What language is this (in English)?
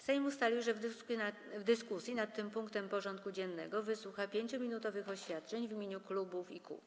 Polish